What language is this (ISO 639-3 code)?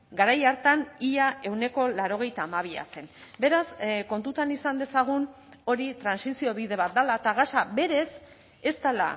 eus